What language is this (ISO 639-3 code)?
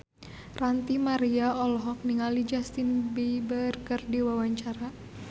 sun